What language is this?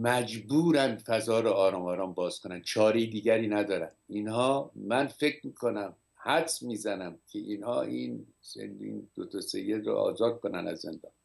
Persian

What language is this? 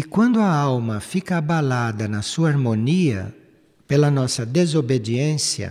Portuguese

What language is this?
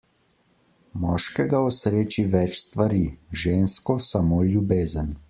Slovenian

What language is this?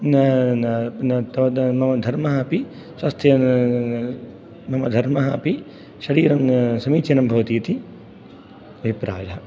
Sanskrit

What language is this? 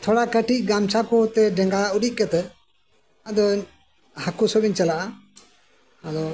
Santali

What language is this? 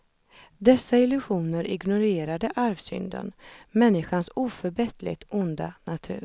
Swedish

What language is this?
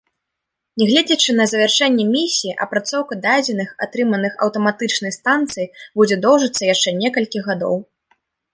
Belarusian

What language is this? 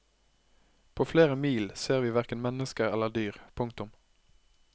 Norwegian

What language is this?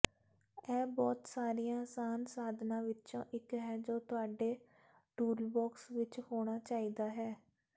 Punjabi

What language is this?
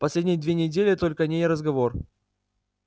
Russian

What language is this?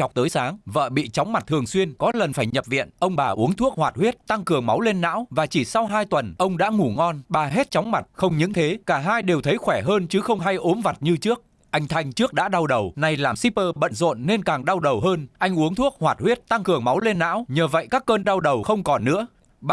Vietnamese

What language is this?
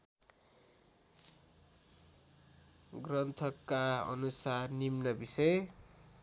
Nepali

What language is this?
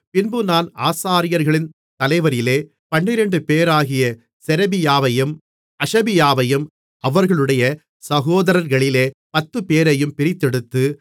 Tamil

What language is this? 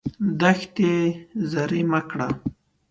Pashto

